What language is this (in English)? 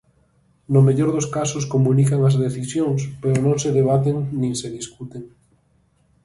Galician